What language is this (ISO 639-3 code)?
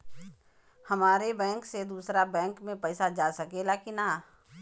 bho